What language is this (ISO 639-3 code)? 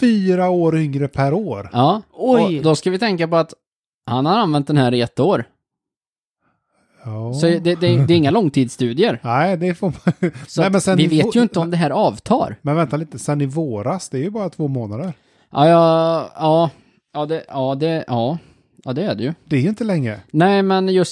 swe